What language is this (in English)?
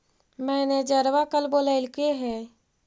Magahi